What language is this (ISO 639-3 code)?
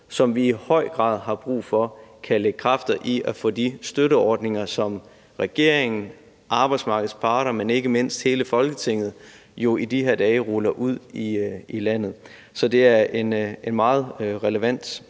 dan